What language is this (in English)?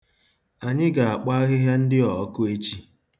Igbo